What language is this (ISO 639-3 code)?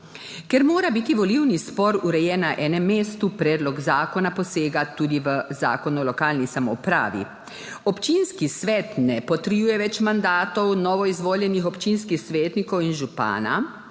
slv